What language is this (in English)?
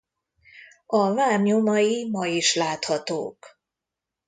Hungarian